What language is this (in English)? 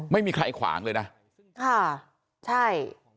Thai